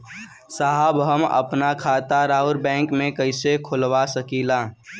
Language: Bhojpuri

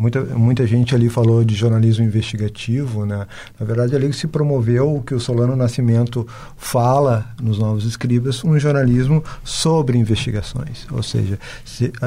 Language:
Portuguese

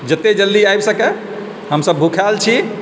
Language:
Maithili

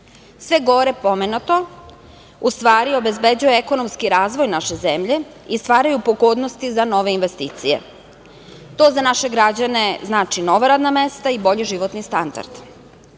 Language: Serbian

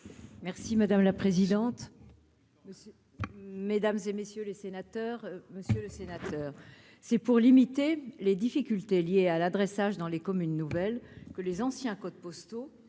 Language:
French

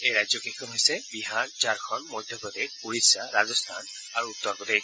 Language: Assamese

